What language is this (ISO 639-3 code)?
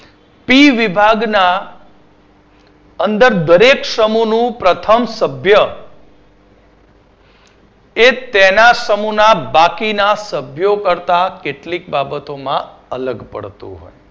guj